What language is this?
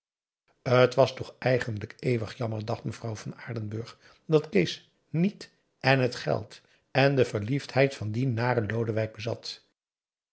Dutch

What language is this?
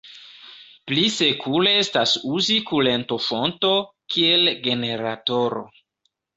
Esperanto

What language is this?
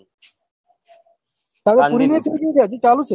Gujarati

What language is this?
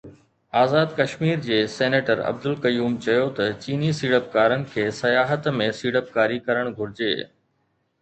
Sindhi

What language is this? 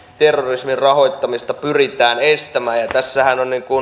Finnish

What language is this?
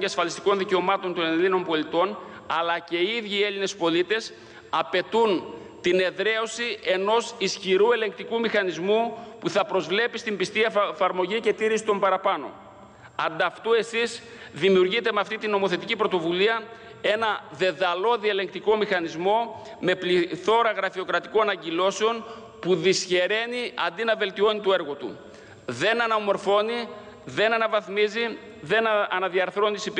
Greek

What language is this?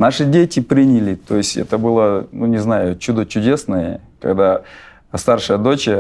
Russian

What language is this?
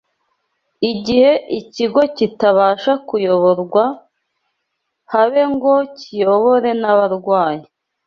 Kinyarwanda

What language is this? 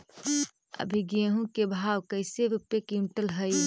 Magahi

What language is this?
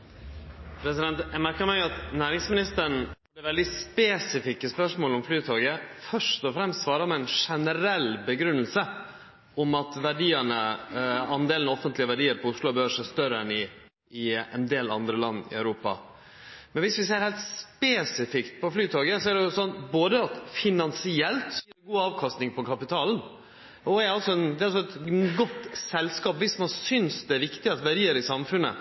Norwegian Nynorsk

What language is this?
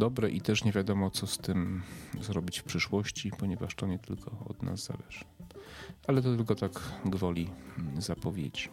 Polish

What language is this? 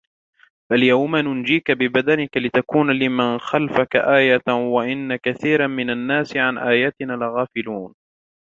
Arabic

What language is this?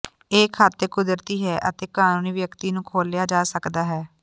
Punjabi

